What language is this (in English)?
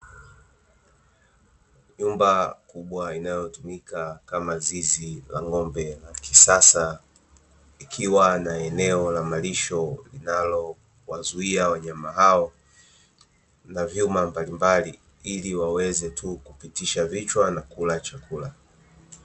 Swahili